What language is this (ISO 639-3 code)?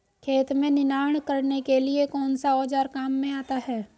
hin